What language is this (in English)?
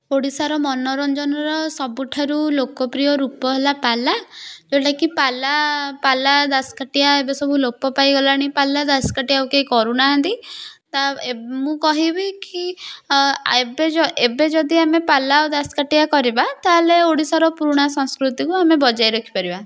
Odia